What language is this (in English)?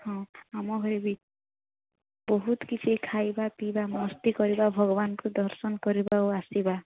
Odia